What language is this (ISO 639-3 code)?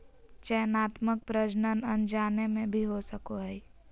mag